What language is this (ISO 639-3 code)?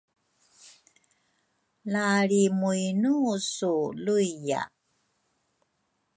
dru